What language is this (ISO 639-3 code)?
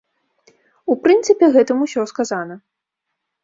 bel